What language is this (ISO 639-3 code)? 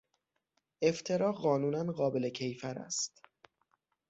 fas